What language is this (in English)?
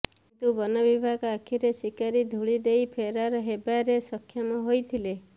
Odia